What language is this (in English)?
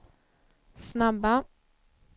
Swedish